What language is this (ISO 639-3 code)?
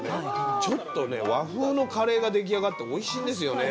jpn